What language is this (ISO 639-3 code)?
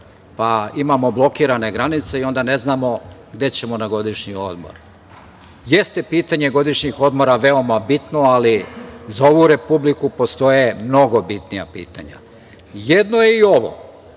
srp